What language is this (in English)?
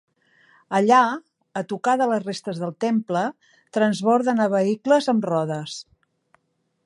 Catalan